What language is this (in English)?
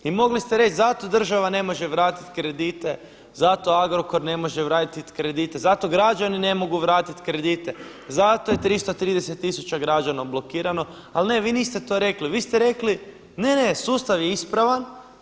Croatian